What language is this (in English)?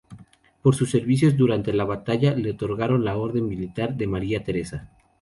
Spanish